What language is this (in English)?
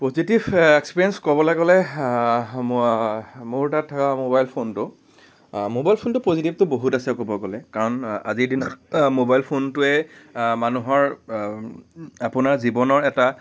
Assamese